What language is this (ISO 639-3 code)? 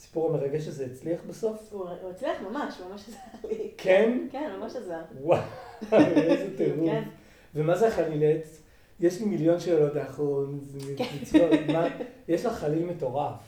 heb